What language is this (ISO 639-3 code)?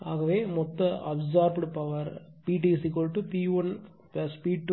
tam